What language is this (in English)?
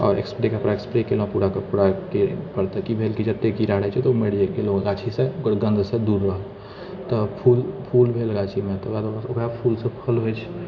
Maithili